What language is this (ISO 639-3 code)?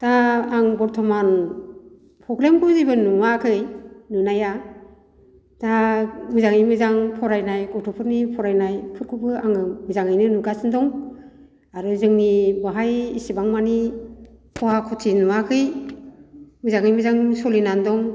brx